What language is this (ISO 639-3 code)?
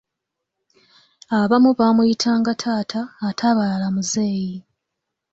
lug